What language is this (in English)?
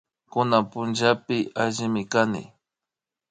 Imbabura Highland Quichua